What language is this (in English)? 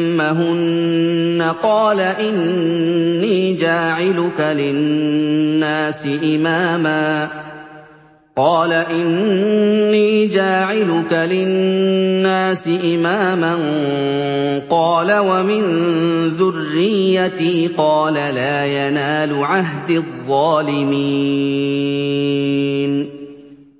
Arabic